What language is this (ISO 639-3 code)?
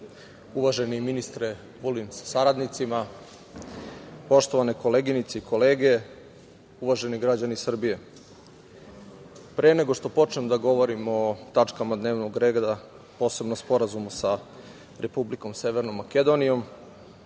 srp